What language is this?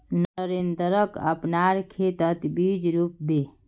Magahi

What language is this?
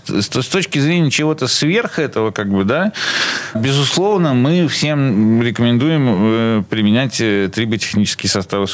Russian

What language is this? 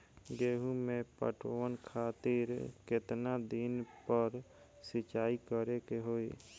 Bhojpuri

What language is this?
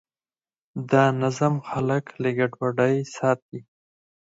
Pashto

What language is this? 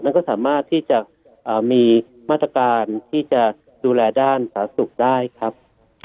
Thai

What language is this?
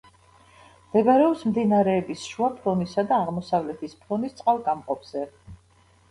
Georgian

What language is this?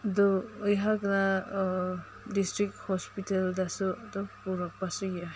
Manipuri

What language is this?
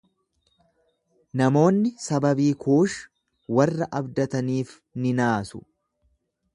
Oromo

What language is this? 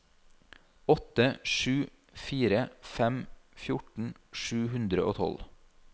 Norwegian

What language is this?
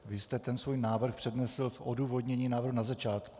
Czech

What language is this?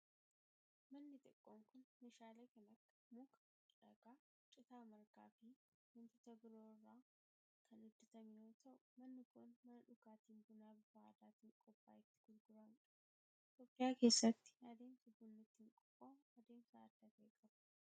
Oromo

